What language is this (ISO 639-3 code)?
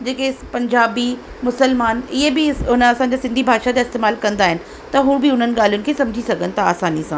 snd